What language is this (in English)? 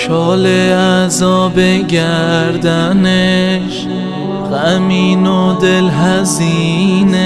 Persian